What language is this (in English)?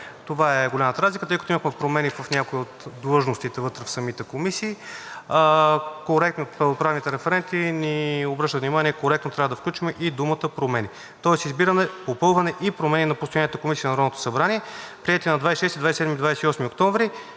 Bulgarian